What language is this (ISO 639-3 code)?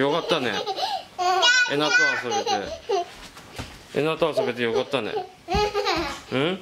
jpn